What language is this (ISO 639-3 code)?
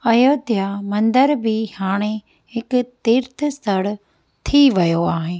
snd